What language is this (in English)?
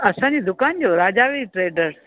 Sindhi